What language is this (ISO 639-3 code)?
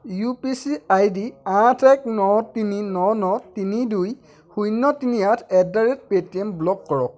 asm